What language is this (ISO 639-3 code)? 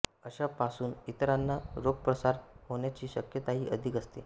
mar